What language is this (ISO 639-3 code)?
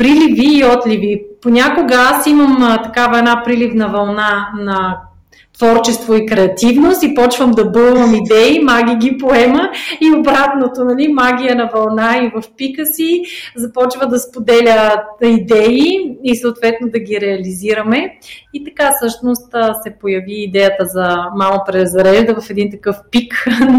bul